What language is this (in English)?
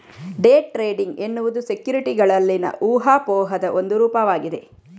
Kannada